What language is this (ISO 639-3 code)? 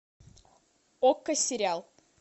rus